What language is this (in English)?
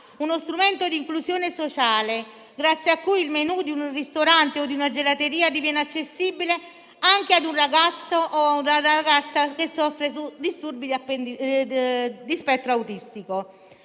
Italian